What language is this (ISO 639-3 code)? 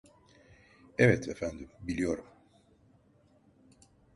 tur